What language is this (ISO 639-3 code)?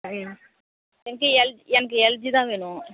tam